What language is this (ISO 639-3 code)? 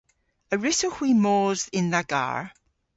cor